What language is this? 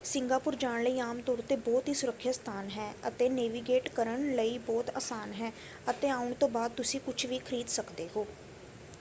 Punjabi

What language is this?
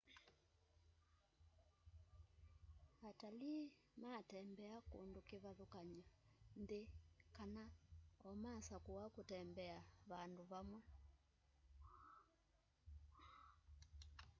Kamba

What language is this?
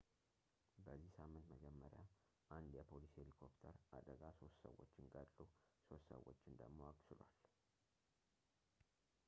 Amharic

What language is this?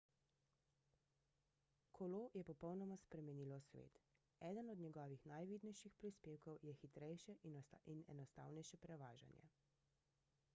Slovenian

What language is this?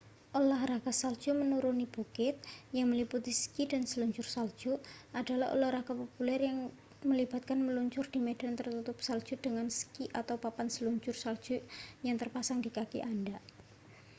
Indonesian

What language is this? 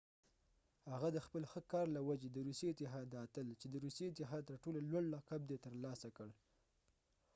Pashto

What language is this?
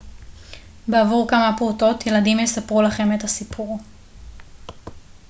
Hebrew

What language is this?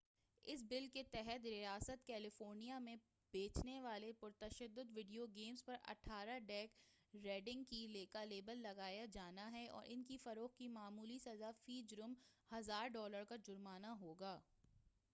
Urdu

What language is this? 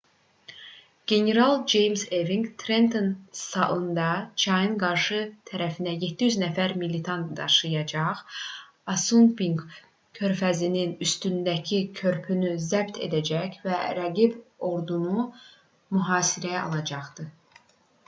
Azerbaijani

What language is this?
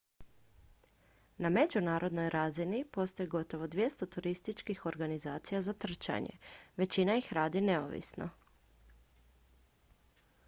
Croatian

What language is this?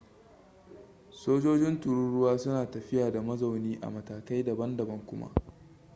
Hausa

